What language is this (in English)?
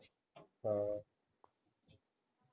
Punjabi